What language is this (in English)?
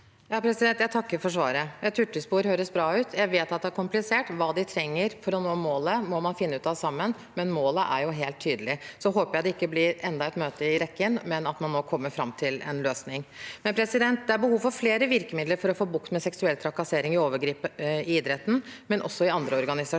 Norwegian